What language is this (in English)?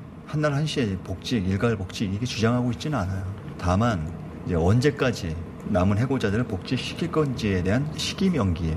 Korean